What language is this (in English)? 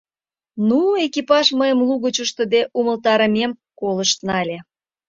Mari